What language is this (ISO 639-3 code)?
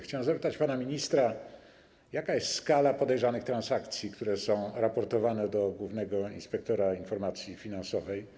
pol